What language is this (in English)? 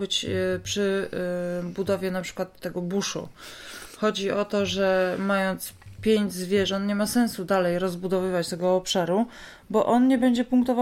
Polish